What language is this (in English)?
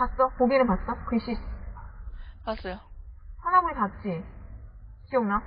Korean